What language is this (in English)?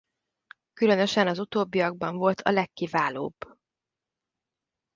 Hungarian